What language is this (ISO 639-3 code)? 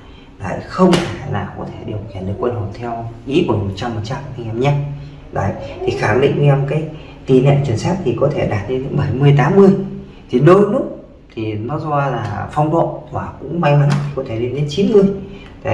vie